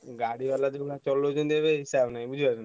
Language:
Odia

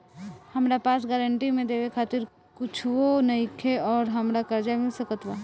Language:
Bhojpuri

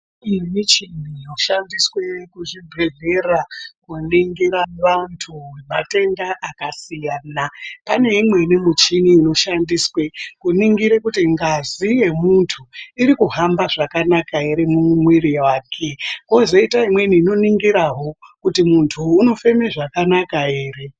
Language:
Ndau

